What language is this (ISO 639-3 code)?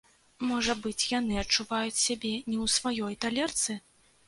bel